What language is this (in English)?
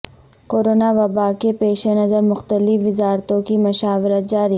Urdu